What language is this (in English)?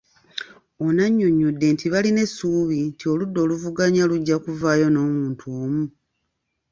Ganda